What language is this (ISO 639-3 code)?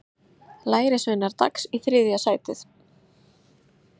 isl